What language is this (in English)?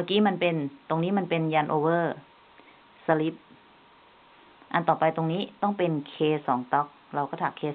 Thai